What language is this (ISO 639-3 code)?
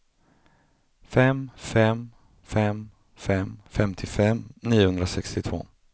swe